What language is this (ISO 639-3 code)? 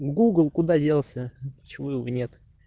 rus